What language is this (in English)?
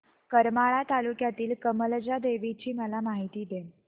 Marathi